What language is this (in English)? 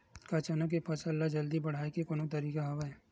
Chhattisgarhi